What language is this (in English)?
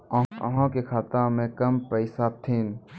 Maithili